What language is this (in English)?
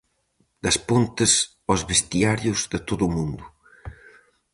Galician